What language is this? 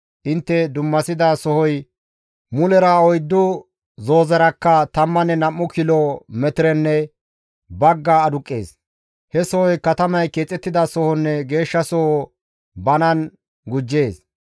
Gamo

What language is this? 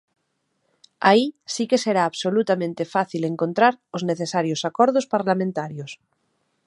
Galician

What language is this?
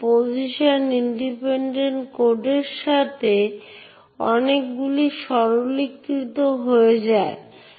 Bangla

